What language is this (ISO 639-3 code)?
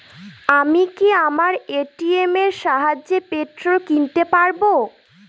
ben